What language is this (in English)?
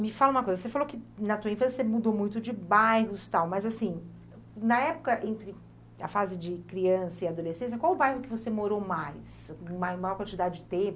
Portuguese